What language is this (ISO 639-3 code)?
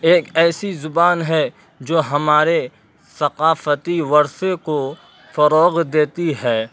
urd